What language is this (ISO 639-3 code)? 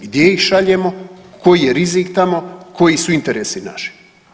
hrv